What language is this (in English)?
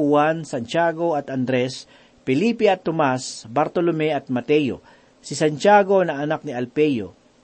Filipino